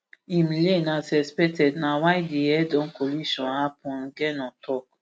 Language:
Nigerian Pidgin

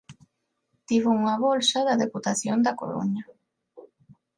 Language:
Galician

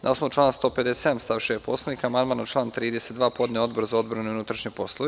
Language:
Serbian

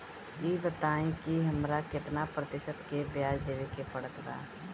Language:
Bhojpuri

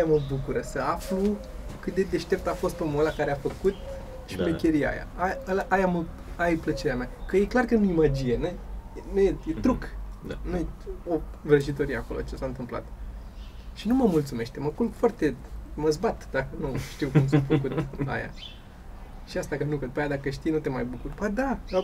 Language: Romanian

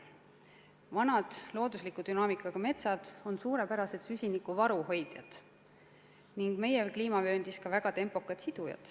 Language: Estonian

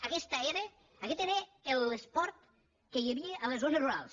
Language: Catalan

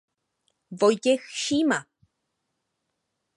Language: Czech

